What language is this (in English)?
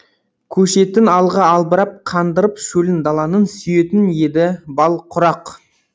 Kazakh